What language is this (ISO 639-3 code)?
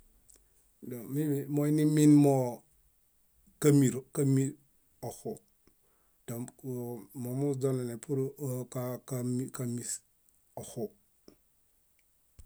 bda